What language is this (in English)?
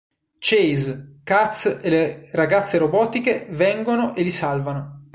Italian